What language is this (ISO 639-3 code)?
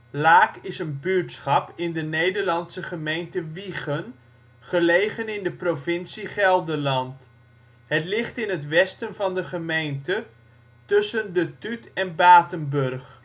nld